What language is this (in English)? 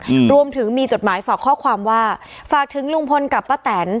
Thai